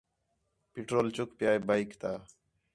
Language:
Khetrani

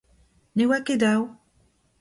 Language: Breton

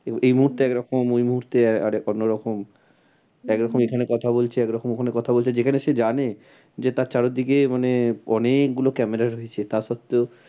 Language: Bangla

